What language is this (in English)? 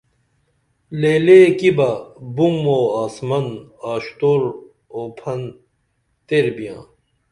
Dameli